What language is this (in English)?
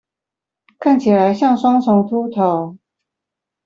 Chinese